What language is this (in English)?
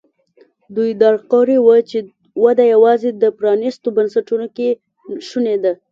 Pashto